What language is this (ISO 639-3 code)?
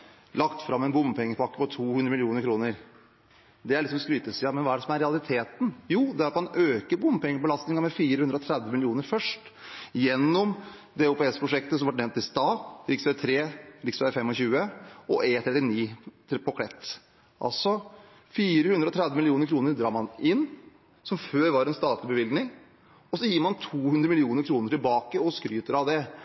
nob